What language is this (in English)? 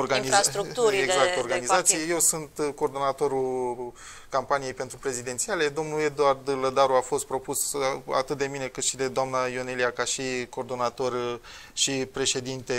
Romanian